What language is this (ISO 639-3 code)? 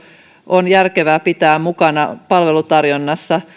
fin